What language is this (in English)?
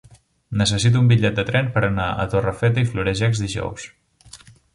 Catalan